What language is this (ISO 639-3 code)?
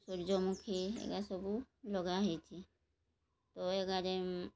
ori